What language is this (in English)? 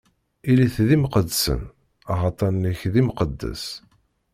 Kabyle